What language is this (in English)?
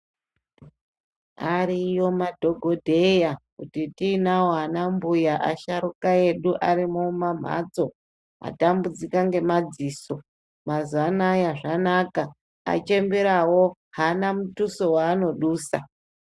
Ndau